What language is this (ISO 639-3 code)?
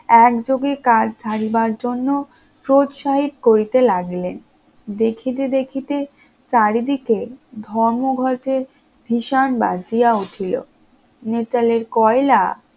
ben